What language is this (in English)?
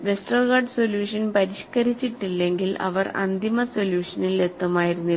Malayalam